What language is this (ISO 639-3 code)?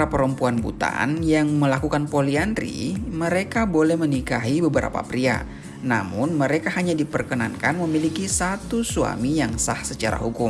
ind